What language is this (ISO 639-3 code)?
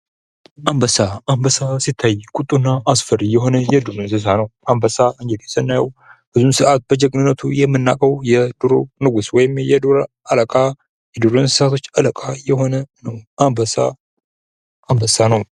amh